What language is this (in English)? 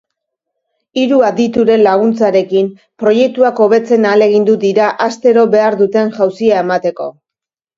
Basque